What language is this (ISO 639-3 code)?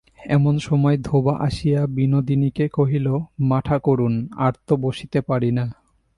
ben